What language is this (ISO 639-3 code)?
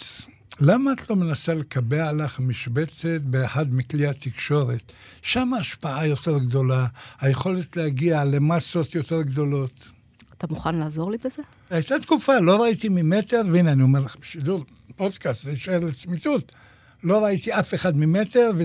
heb